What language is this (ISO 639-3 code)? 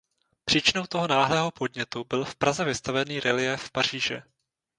ces